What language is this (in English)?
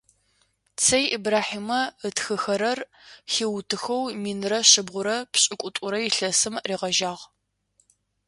Adyghe